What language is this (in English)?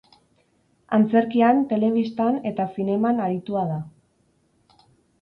Basque